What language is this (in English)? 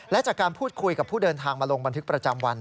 Thai